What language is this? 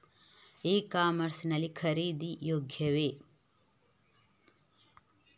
Kannada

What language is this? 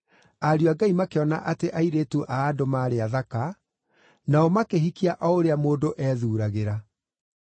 Kikuyu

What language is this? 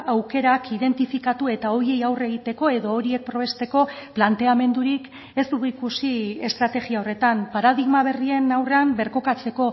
Basque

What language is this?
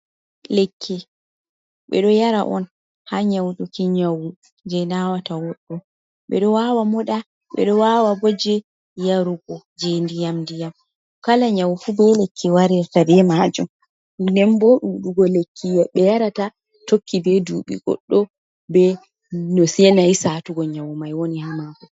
Fula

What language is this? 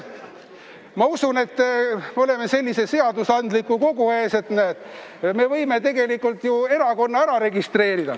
Estonian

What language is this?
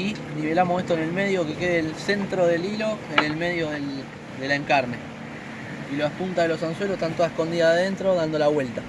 Spanish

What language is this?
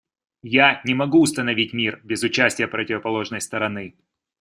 Russian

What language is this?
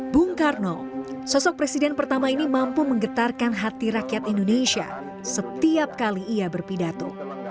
Indonesian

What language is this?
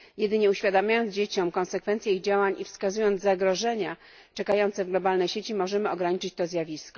Polish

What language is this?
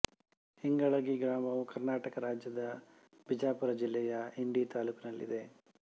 Kannada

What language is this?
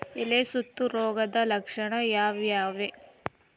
Kannada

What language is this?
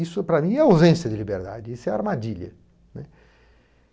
Portuguese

